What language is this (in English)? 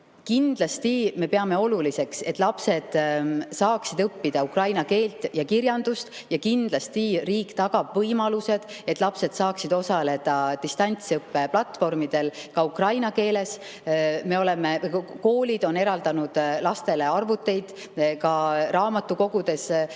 Estonian